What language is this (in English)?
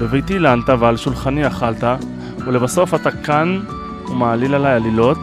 Hebrew